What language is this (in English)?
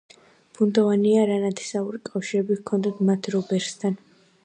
Georgian